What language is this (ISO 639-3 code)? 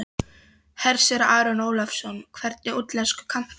isl